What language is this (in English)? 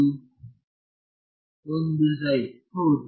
Kannada